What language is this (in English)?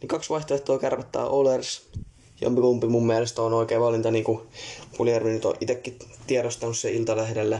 Finnish